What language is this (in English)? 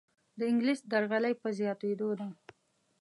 Pashto